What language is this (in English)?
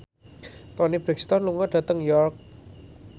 Javanese